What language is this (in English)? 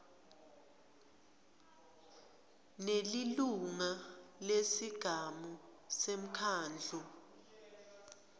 Swati